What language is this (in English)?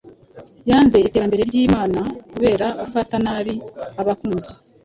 Kinyarwanda